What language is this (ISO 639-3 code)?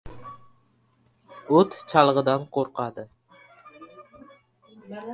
uzb